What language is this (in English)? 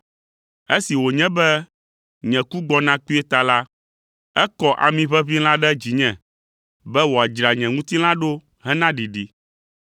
Ewe